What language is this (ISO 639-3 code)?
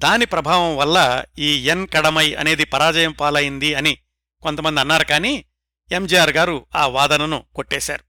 tel